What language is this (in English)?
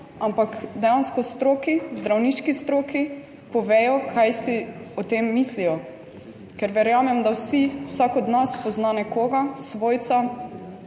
Slovenian